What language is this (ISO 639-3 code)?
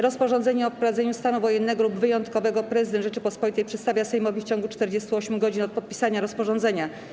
pol